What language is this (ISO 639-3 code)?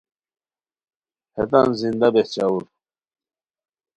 khw